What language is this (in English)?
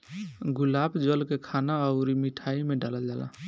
Bhojpuri